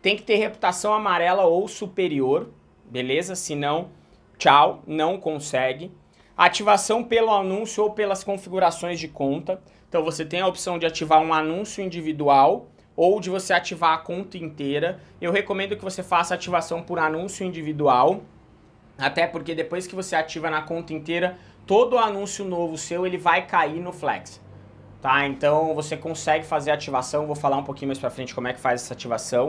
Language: Portuguese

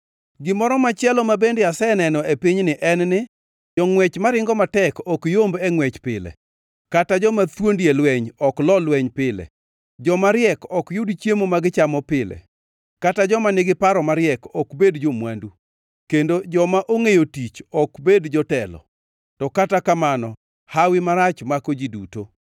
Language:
Luo (Kenya and Tanzania)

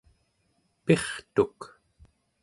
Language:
Central Yupik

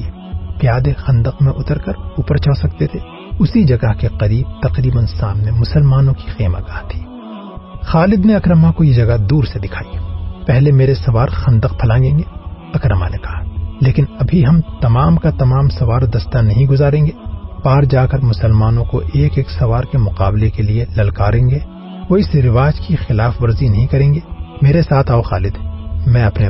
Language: Urdu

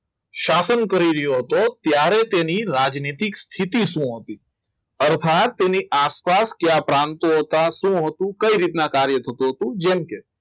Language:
Gujarati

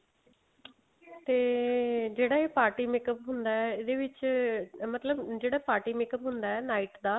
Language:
Punjabi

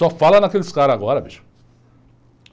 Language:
Portuguese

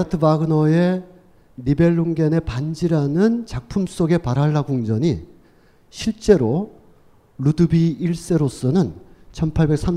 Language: Korean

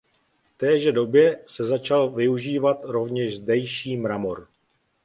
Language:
Czech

